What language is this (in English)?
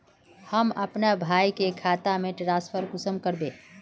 Magahi